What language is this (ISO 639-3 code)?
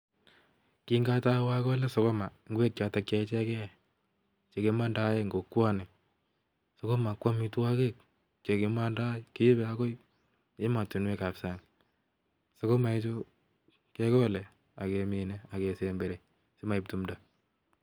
kln